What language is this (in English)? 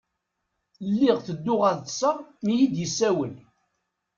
Kabyle